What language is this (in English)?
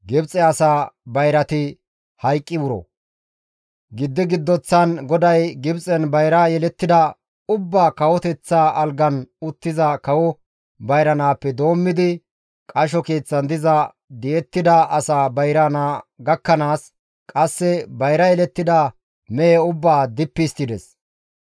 Gamo